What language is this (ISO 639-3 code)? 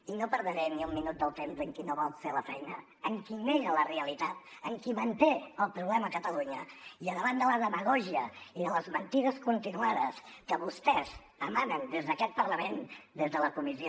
cat